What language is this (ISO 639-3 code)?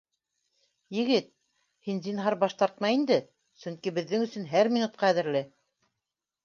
bak